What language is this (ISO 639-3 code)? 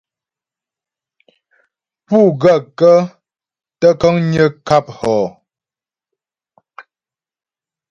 bbj